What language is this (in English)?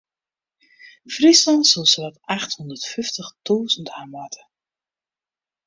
Western Frisian